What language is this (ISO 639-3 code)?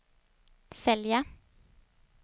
swe